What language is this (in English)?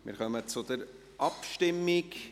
Swiss German